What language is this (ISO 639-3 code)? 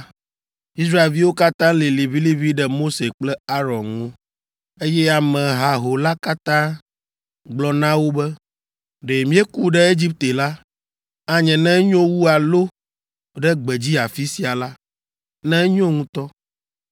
ewe